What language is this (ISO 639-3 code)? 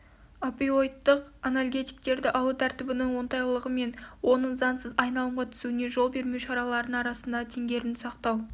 kaz